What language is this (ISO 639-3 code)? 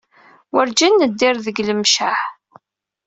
kab